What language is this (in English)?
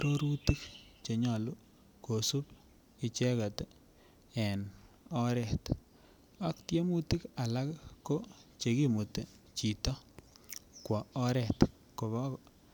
Kalenjin